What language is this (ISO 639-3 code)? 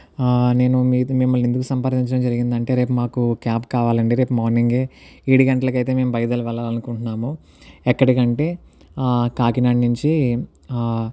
tel